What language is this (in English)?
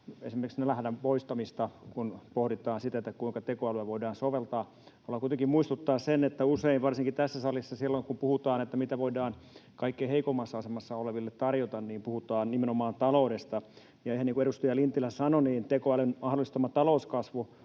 Finnish